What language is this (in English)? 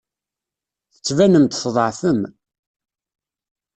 Kabyle